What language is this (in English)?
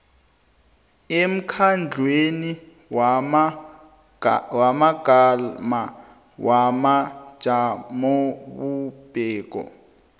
South Ndebele